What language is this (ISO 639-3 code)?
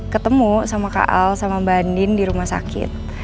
ind